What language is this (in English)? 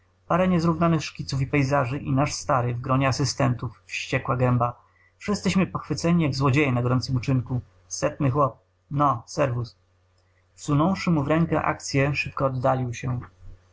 Polish